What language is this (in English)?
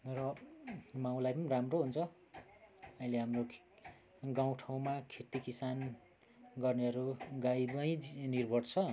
Nepali